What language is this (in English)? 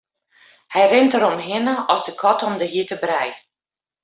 Western Frisian